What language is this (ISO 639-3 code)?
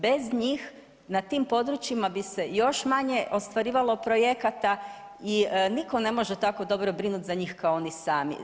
hrv